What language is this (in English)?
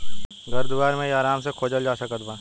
Bhojpuri